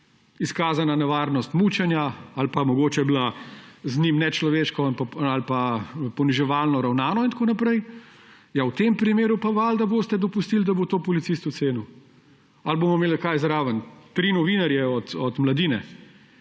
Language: Slovenian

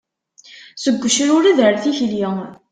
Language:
Kabyle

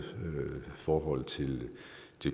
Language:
Danish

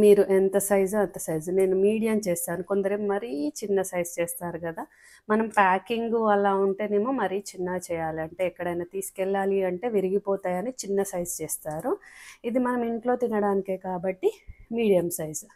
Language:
Telugu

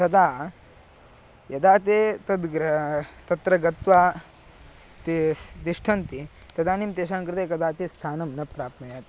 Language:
Sanskrit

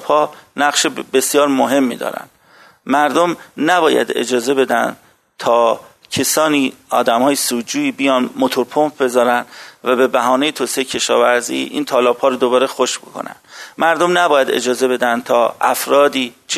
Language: Persian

